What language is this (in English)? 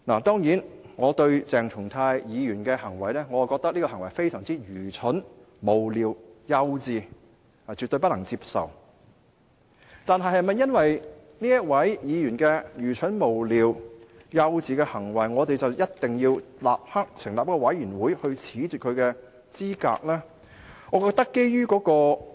Cantonese